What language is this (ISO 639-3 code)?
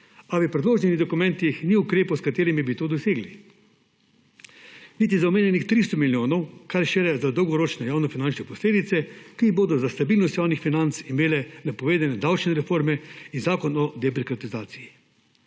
slv